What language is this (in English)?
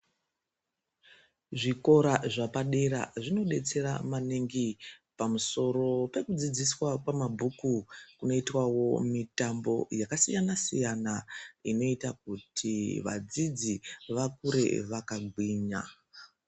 Ndau